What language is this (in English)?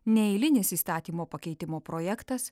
Lithuanian